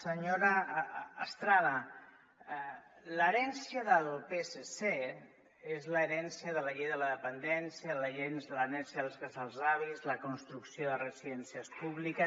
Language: Catalan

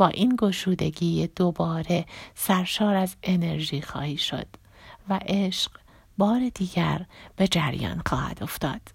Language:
Persian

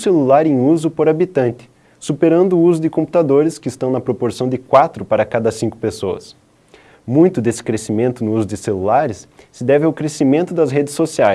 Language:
Portuguese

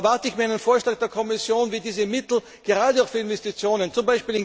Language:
German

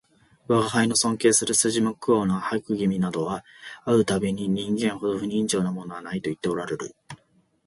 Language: Japanese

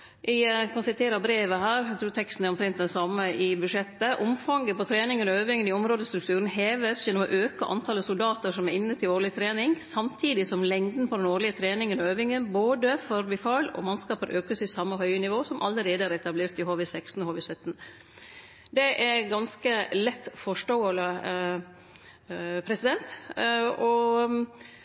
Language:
Norwegian Nynorsk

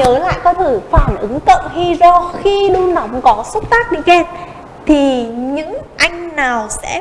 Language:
Vietnamese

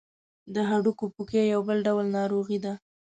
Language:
Pashto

